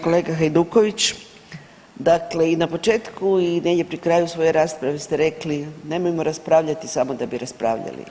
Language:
Croatian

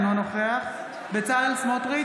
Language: Hebrew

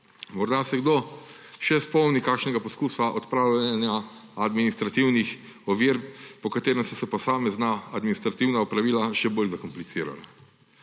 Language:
Slovenian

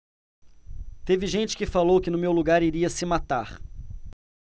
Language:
Portuguese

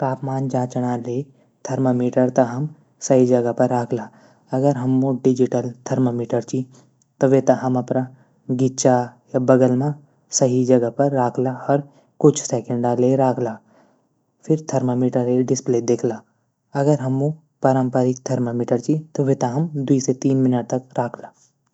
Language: Garhwali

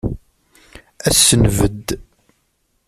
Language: Kabyle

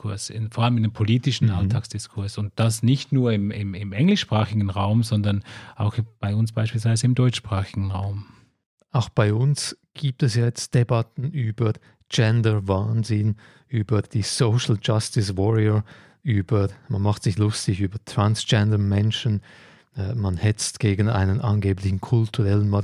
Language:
German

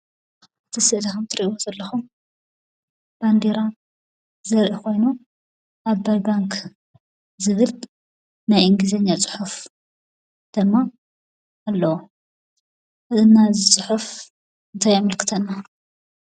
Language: Tigrinya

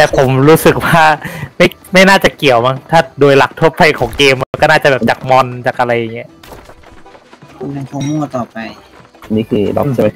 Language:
Thai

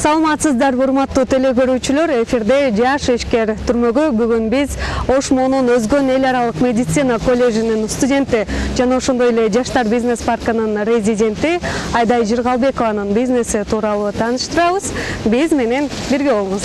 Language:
Turkish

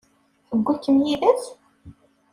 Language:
Kabyle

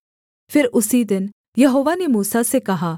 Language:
Hindi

